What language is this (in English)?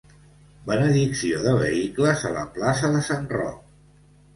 Catalan